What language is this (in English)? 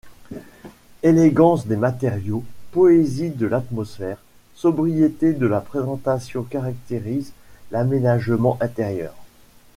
French